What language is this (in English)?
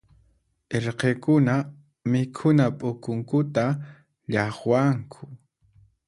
Puno Quechua